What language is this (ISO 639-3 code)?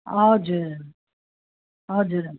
nep